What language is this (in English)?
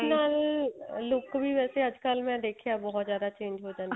Punjabi